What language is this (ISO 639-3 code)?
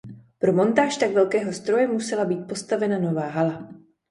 ces